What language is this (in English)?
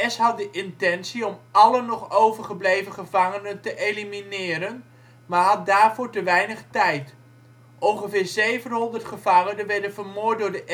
Dutch